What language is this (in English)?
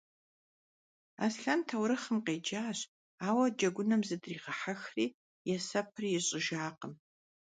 Kabardian